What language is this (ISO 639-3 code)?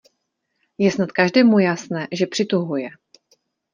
ces